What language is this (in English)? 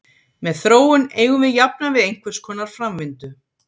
Icelandic